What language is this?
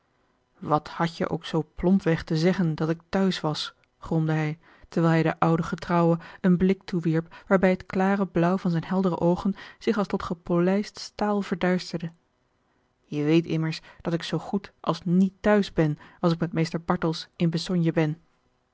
Dutch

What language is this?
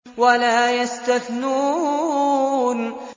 Arabic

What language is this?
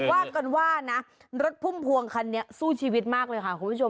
Thai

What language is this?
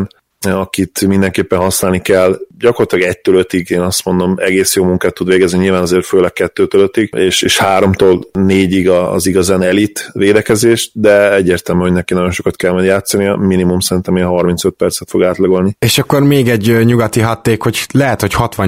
Hungarian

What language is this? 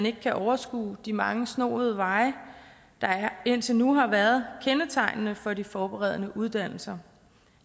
Danish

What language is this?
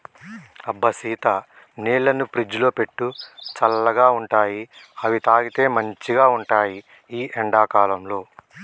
Telugu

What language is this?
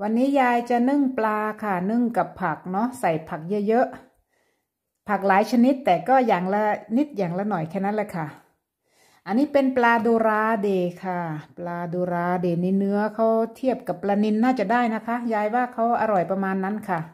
Thai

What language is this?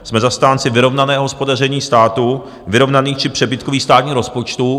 Czech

